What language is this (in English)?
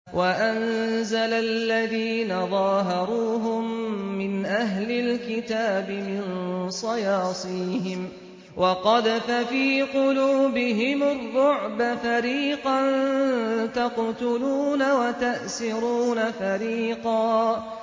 Arabic